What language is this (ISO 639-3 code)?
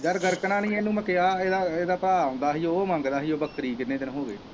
pan